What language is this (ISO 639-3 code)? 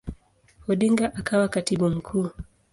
swa